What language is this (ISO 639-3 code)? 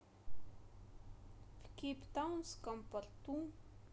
rus